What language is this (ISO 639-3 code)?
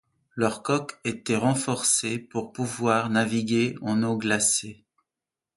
fra